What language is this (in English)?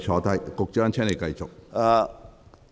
Cantonese